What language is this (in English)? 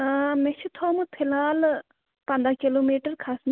Kashmiri